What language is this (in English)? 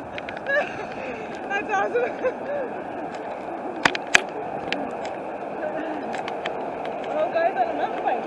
English